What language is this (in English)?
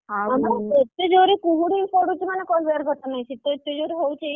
Odia